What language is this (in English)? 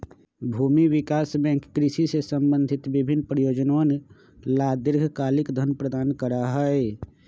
Magahi